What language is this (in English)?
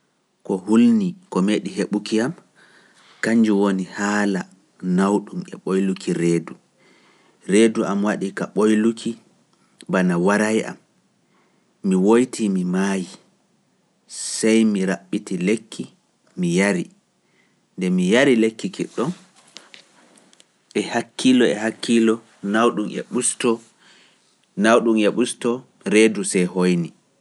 Pular